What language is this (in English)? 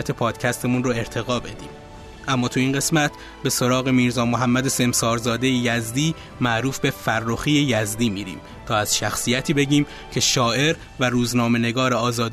Persian